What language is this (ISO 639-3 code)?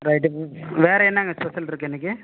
tam